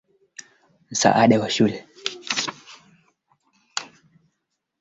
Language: Swahili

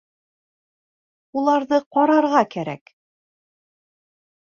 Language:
Bashkir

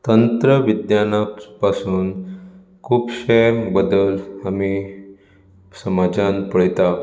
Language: Konkani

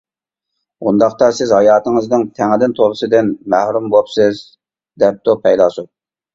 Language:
Uyghur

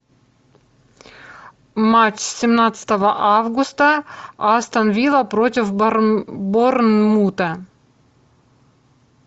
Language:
Russian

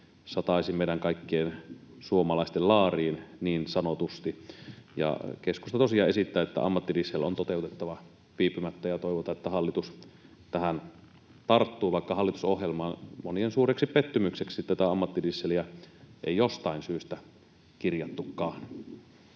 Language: Finnish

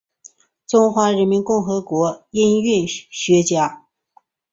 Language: Chinese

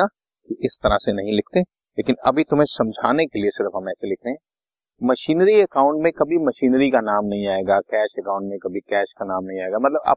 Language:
Hindi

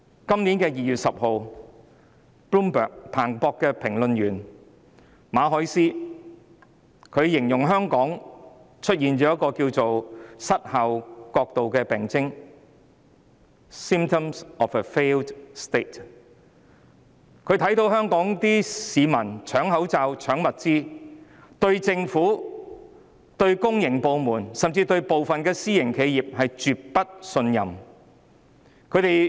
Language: Cantonese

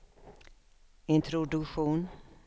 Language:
Swedish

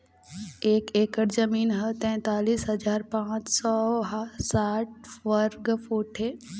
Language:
Chhattisgarhi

